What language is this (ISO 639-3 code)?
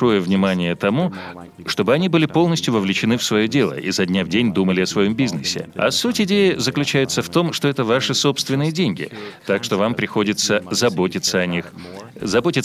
rus